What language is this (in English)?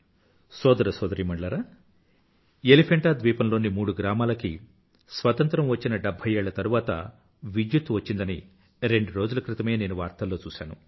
Telugu